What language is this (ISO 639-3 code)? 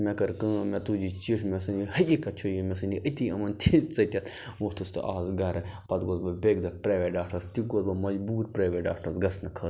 kas